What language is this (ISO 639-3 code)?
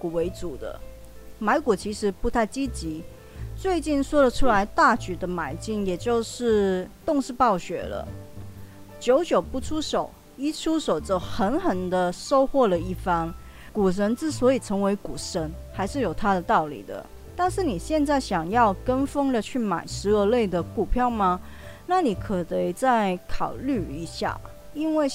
zho